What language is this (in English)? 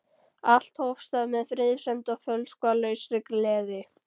Icelandic